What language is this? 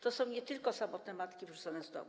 Polish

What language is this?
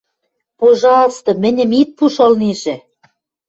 Western Mari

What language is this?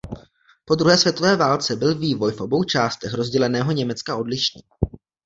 Czech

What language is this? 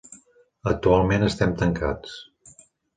Catalan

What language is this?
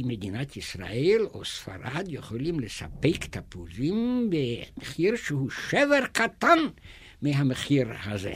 Hebrew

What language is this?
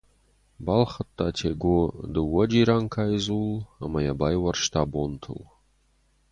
Ossetic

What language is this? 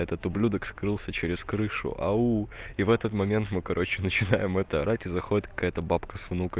Russian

